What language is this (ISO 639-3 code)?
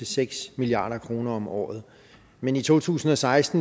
dan